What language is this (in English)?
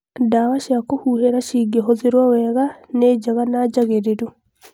Kikuyu